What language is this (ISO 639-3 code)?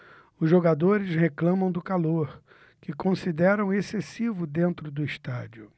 por